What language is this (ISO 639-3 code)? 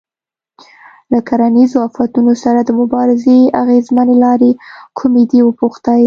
pus